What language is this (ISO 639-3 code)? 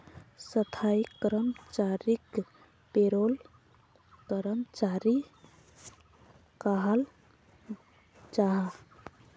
mag